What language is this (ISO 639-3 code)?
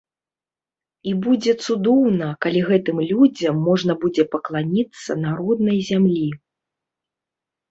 bel